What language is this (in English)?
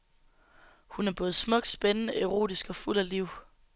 Danish